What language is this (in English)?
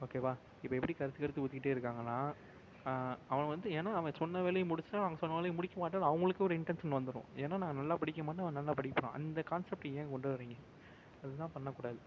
Tamil